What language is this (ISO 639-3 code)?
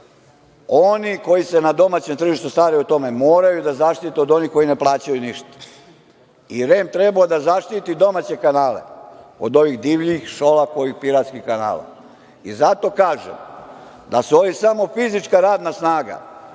srp